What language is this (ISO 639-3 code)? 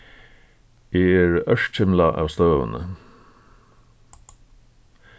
fao